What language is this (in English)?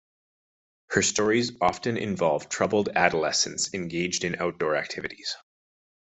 English